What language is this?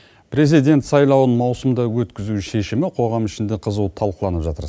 Kazakh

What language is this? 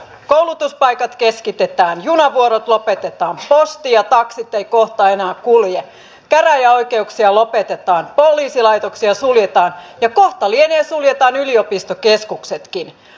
Finnish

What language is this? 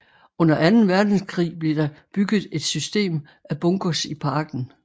Danish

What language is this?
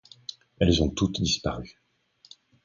French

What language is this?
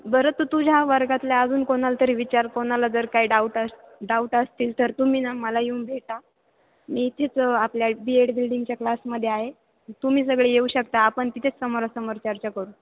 Marathi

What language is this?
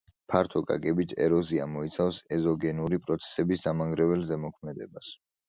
Georgian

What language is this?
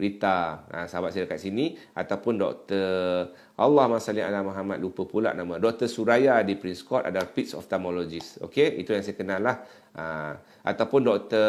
Malay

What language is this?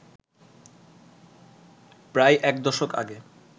Bangla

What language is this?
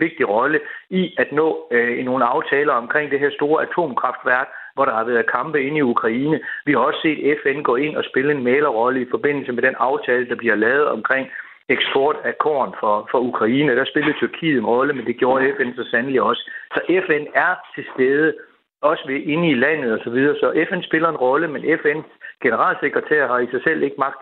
Danish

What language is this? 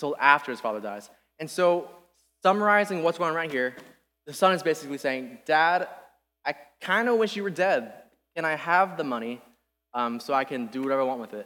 English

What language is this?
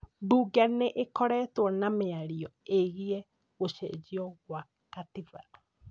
Kikuyu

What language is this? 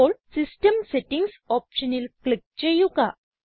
Malayalam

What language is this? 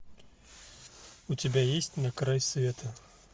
Russian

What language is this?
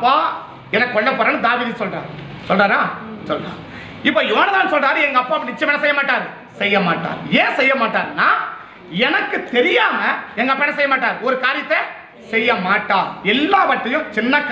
Indonesian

